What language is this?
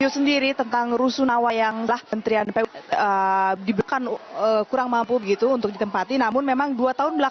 Indonesian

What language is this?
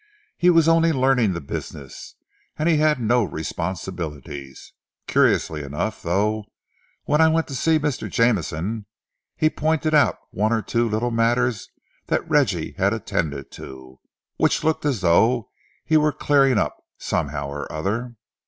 English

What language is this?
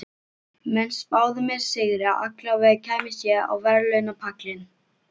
Icelandic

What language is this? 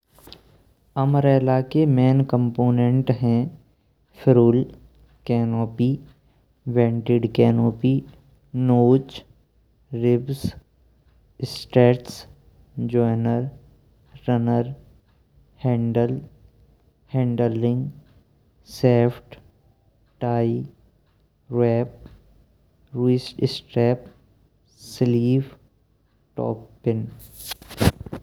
Braj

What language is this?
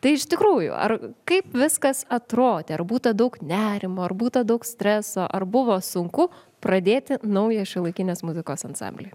Lithuanian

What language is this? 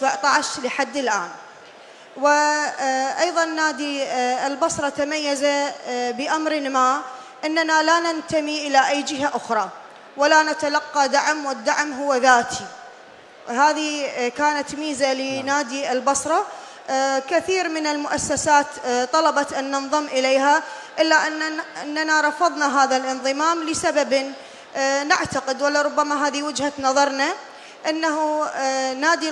Arabic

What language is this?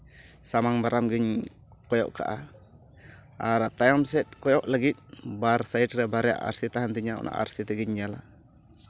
Santali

